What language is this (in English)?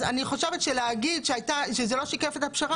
Hebrew